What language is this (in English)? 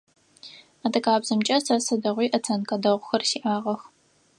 Adyghe